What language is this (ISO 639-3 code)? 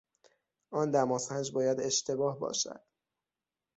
fas